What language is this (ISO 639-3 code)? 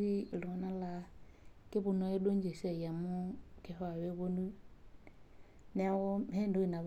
mas